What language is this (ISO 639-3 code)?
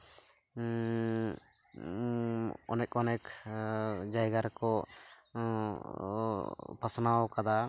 sat